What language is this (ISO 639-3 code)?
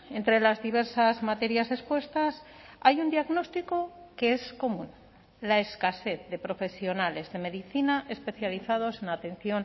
spa